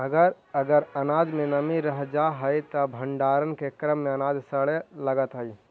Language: Magahi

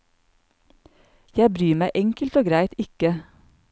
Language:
Norwegian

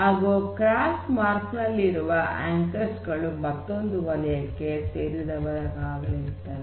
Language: Kannada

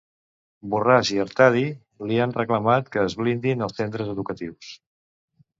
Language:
Catalan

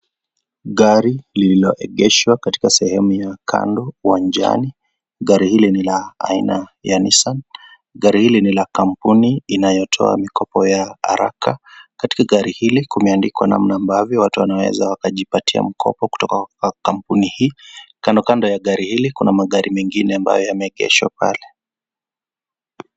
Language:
Swahili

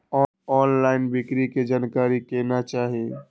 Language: Maithili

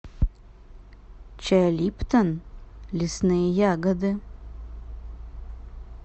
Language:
Russian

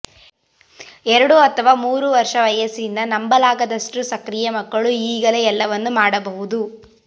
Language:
Kannada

